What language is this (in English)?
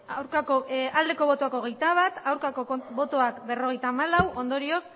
Basque